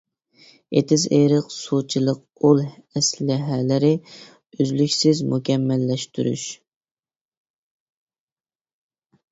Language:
Uyghur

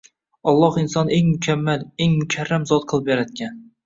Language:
Uzbek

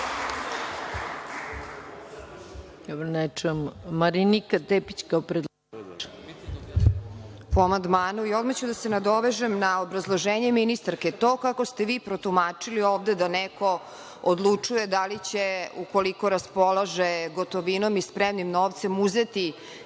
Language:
Serbian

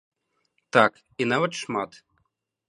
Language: Belarusian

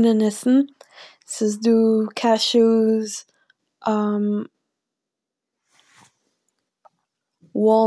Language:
Yiddish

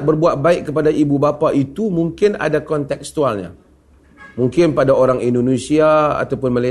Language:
Malay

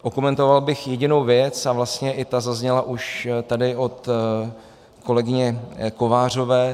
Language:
Czech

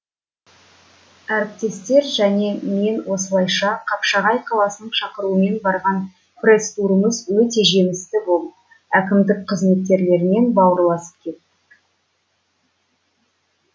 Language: Kazakh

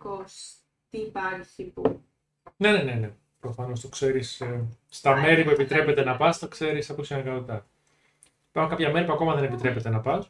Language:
Greek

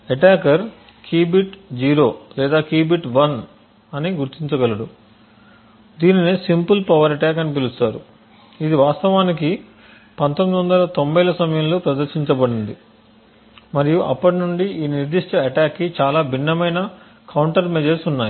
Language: Telugu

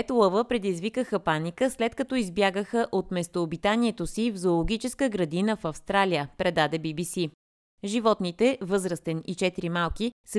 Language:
Bulgarian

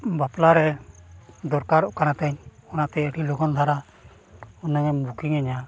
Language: Santali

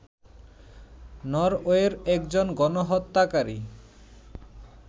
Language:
Bangla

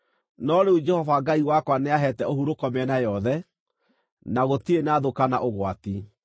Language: Kikuyu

